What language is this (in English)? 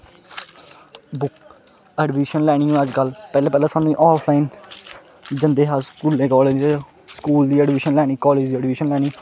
Dogri